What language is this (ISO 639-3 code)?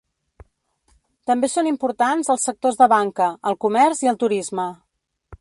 cat